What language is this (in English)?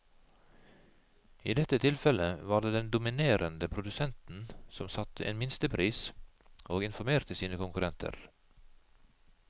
Norwegian